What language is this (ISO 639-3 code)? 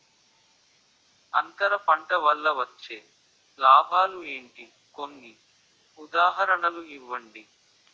tel